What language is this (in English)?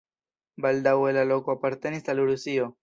Esperanto